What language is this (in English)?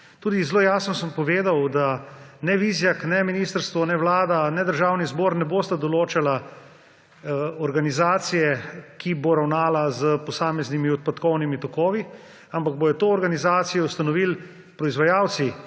Slovenian